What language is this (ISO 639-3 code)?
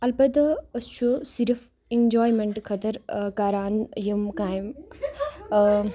kas